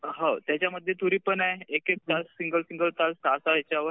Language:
Marathi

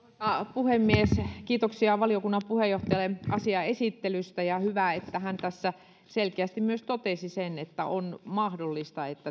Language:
Finnish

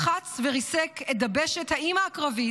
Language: Hebrew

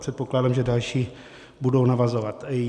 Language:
Czech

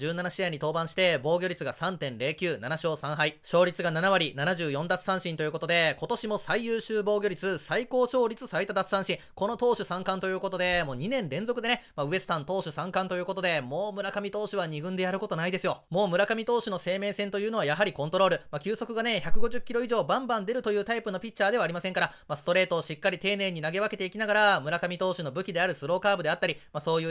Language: Japanese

